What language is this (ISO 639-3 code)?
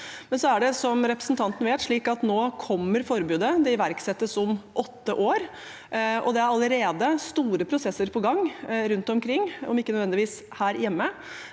nor